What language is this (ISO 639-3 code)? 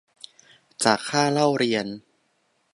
tha